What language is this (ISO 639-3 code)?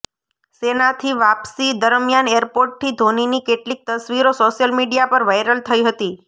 guj